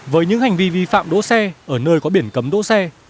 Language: Vietnamese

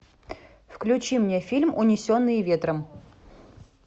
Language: Russian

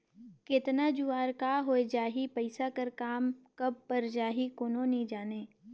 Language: Chhattisgarhi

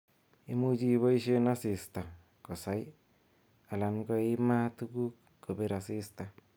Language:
Kalenjin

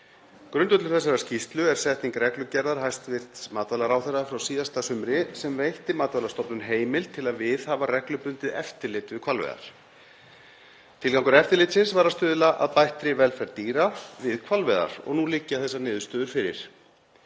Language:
Icelandic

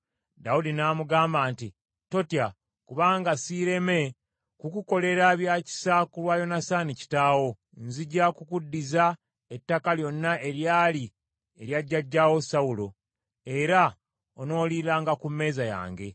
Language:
Ganda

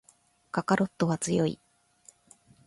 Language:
Japanese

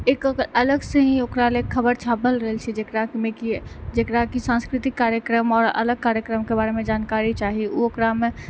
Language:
Maithili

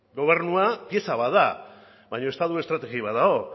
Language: Basque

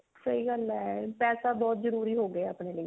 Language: Punjabi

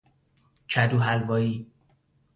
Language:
Persian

